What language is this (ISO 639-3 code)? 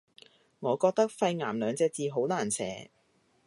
yue